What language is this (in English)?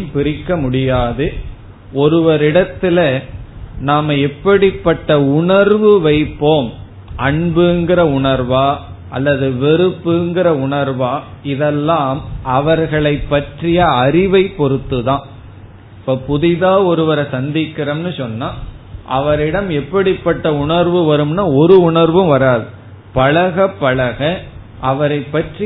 Tamil